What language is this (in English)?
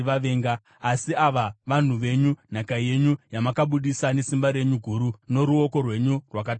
Shona